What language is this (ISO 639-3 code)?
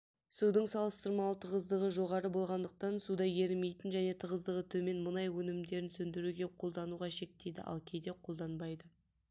kaz